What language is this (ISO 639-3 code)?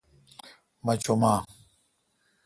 xka